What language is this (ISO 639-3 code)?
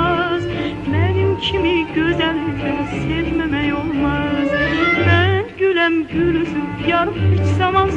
tur